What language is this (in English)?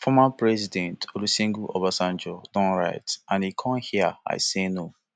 Nigerian Pidgin